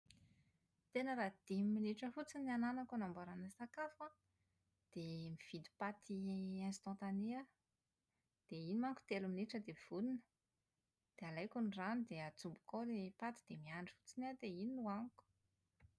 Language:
Malagasy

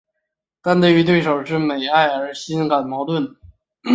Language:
Chinese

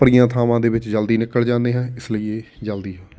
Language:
Punjabi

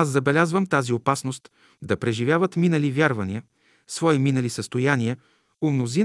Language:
Bulgarian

